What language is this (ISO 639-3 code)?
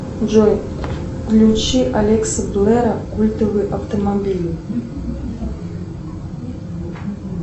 rus